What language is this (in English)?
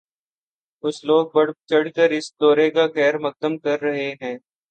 Urdu